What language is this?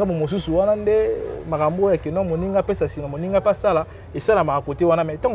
French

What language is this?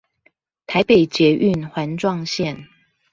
Chinese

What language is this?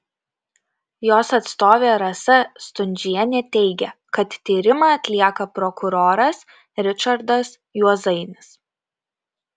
Lithuanian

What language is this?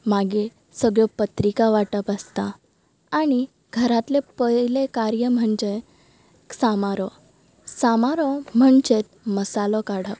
Konkani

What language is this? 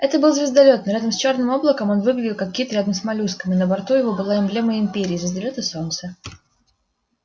Russian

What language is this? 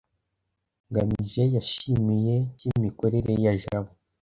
Kinyarwanda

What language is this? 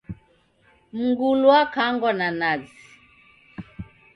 Taita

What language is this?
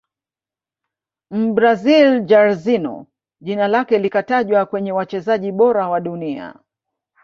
Swahili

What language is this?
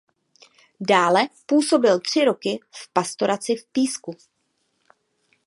Czech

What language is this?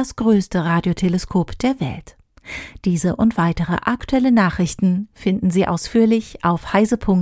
German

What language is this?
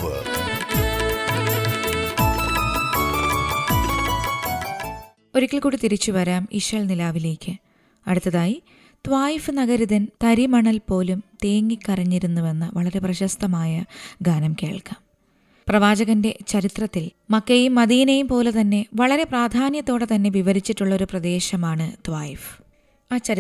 Malayalam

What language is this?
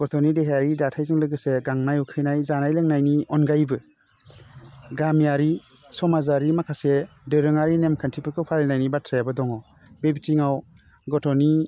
Bodo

